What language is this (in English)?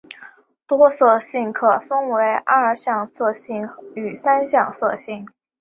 Chinese